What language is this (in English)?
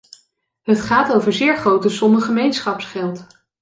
Dutch